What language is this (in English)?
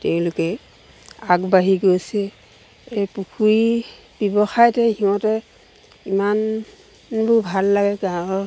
Assamese